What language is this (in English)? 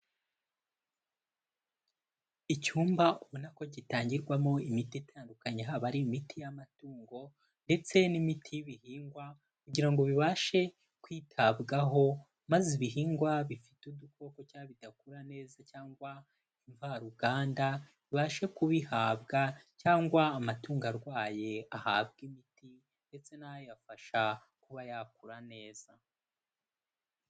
Kinyarwanda